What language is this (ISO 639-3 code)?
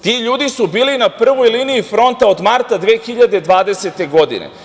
srp